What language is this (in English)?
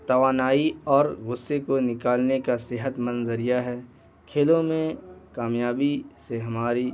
Urdu